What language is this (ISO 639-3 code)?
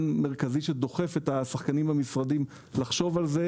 heb